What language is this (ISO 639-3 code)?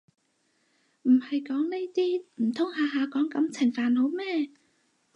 yue